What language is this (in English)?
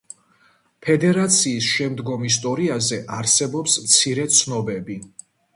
Georgian